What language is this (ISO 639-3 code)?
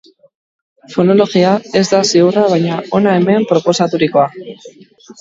eus